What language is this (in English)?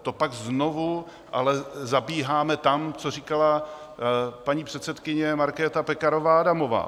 Czech